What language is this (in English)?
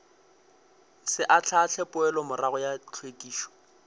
Northern Sotho